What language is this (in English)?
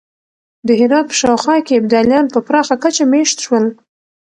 Pashto